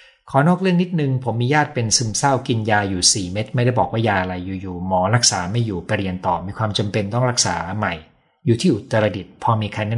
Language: Thai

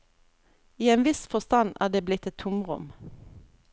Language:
Norwegian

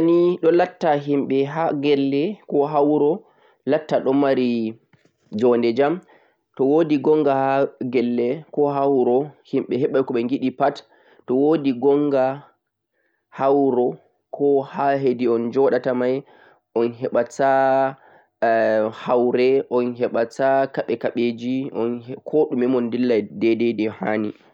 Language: Central-Eastern Niger Fulfulde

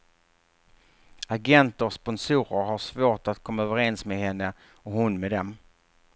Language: Swedish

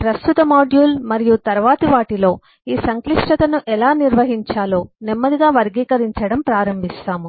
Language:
Telugu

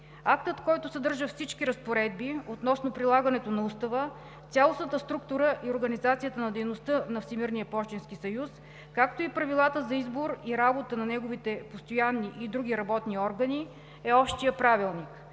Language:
Bulgarian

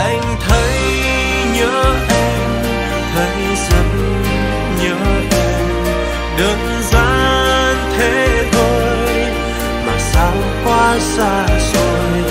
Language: Vietnamese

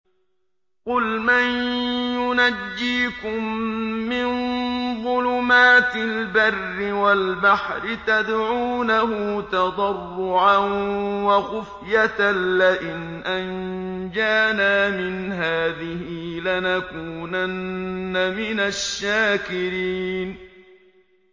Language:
Arabic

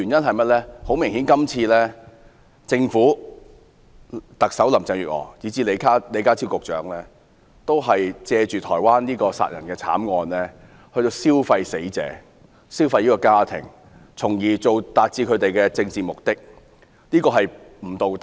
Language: Cantonese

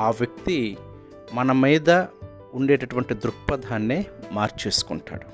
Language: Telugu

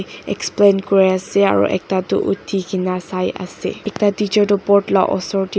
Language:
Naga Pidgin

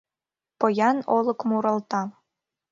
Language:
Mari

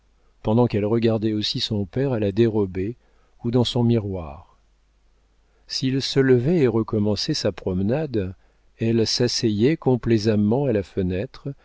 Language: French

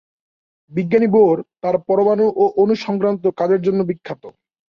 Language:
Bangla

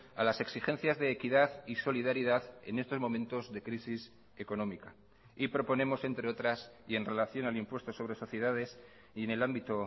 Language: Spanish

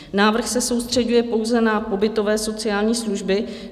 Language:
Czech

